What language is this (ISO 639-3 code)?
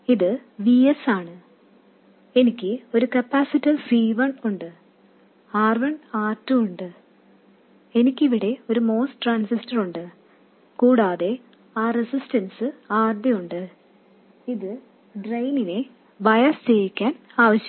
mal